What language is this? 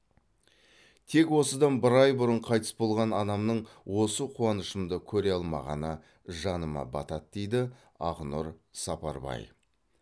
Kazakh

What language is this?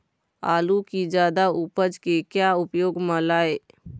Chhattisgarhi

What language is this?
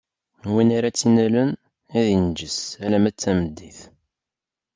Kabyle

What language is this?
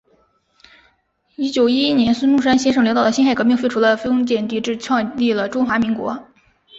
Chinese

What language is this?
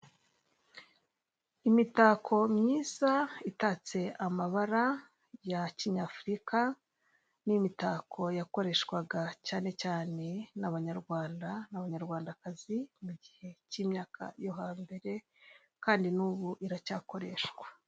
Kinyarwanda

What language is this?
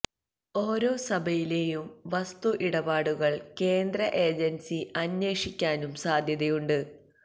Malayalam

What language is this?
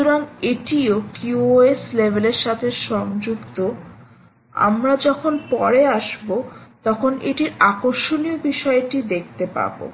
Bangla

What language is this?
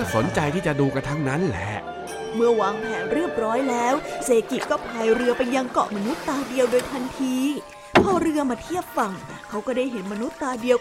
Thai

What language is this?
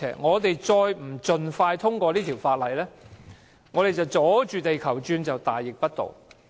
Cantonese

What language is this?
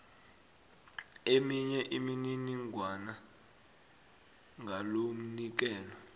South Ndebele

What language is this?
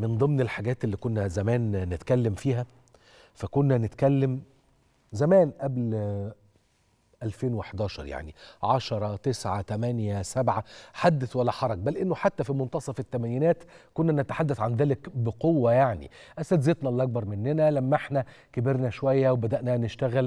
Arabic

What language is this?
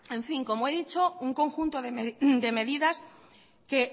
Spanish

